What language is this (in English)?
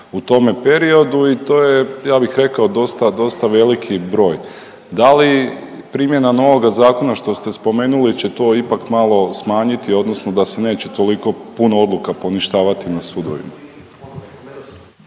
Croatian